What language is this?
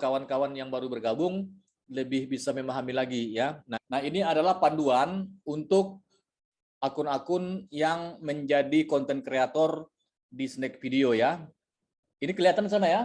Indonesian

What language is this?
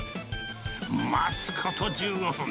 Japanese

